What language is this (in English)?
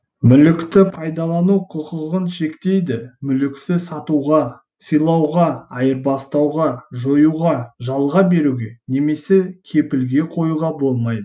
Kazakh